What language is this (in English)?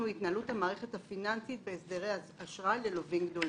Hebrew